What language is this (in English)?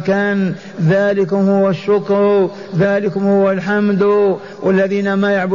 Arabic